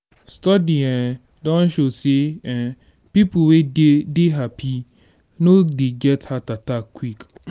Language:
Nigerian Pidgin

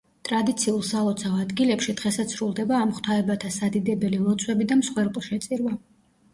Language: Georgian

